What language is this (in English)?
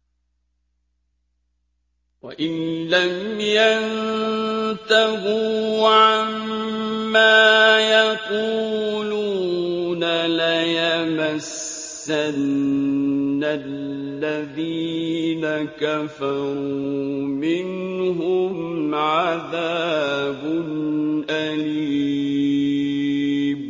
Arabic